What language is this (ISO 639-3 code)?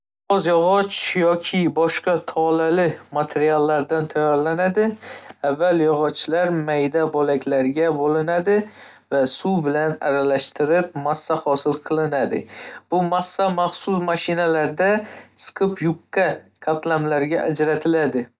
uzb